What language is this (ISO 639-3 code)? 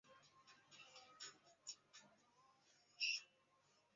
zho